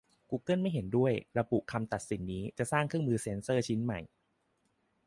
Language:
Thai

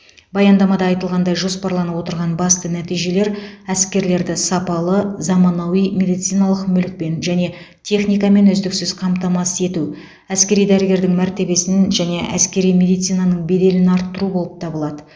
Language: Kazakh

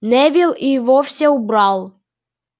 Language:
Russian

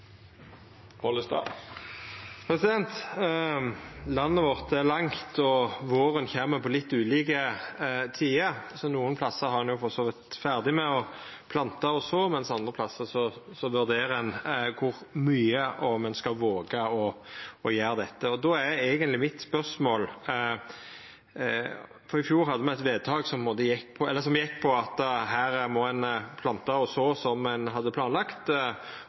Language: Norwegian Nynorsk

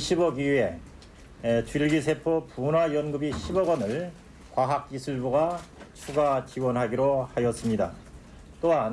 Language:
Korean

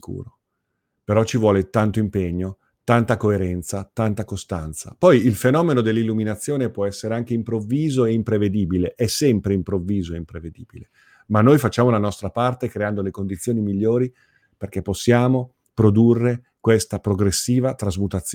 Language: Italian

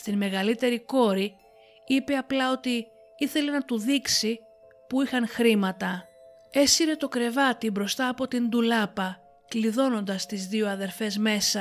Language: Greek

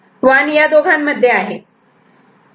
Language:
Marathi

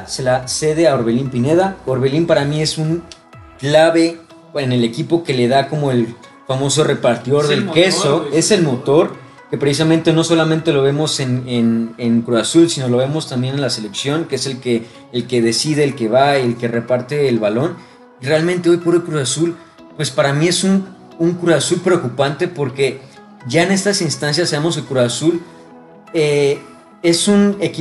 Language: Spanish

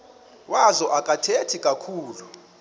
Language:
Xhosa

